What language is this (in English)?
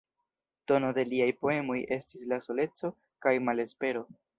Esperanto